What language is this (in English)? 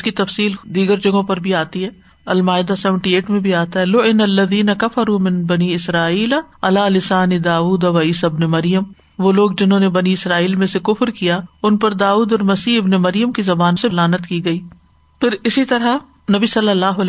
Urdu